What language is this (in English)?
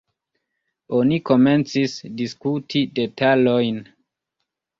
Esperanto